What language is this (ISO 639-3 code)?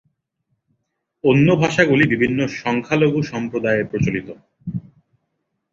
ben